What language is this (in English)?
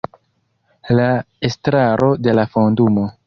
Esperanto